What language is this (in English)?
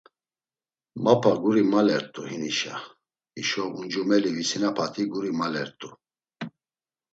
Laz